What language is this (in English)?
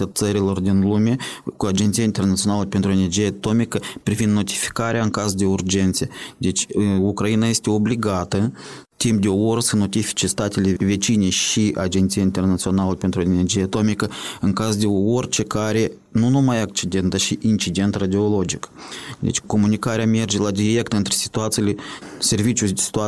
Romanian